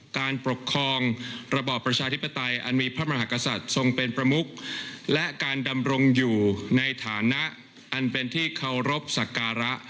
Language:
Thai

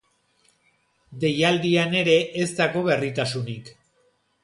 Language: Basque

